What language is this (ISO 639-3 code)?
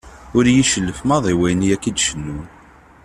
kab